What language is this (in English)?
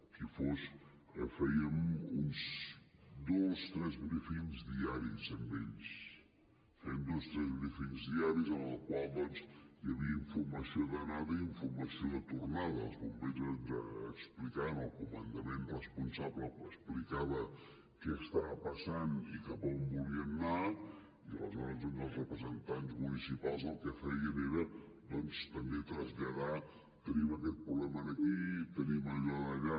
Catalan